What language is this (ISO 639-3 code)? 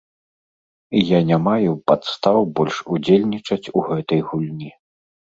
bel